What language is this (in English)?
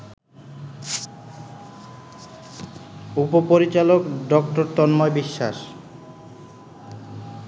Bangla